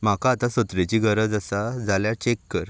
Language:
Konkani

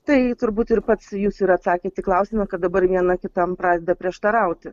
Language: Lithuanian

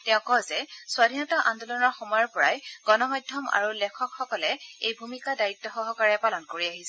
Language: Assamese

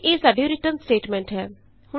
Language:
Punjabi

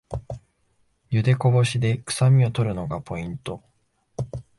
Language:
Japanese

